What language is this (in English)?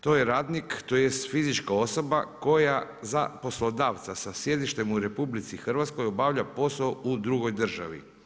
Croatian